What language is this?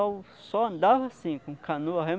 Portuguese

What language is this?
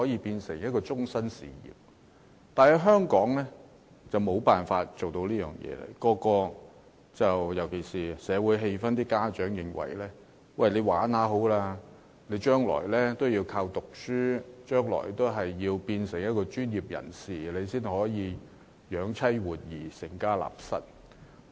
Cantonese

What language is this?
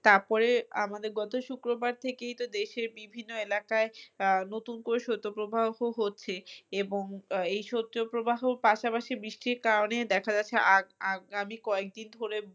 Bangla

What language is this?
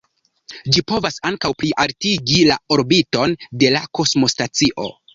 Esperanto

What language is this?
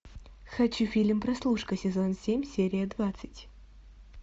Russian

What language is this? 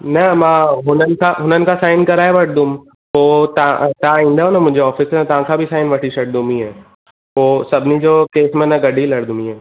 Sindhi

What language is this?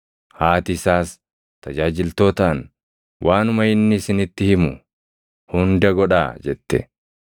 Oromo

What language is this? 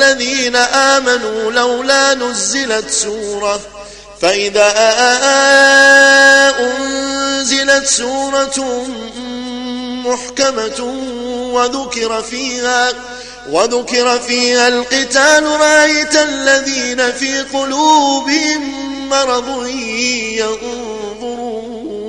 Arabic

